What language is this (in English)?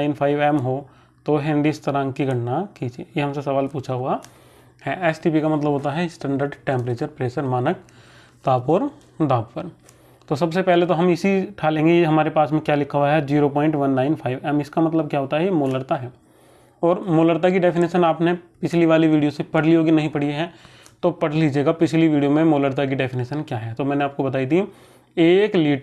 Hindi